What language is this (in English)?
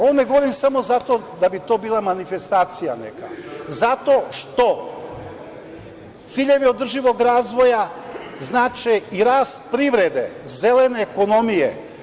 Serbian